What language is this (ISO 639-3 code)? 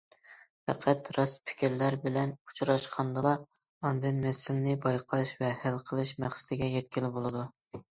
uig